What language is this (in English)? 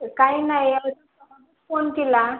Marathi